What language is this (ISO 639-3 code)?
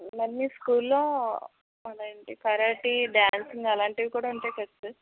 tel